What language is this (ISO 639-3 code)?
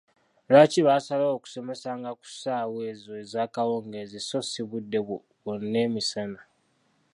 lug